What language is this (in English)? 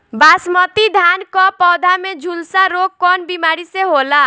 Bhojpuri